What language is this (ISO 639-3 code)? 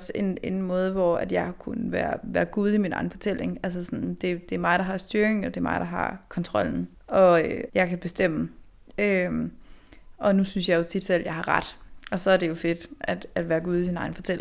dan